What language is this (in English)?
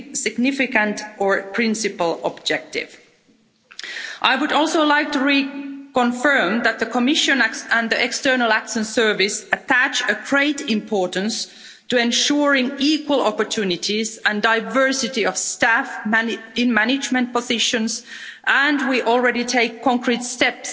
English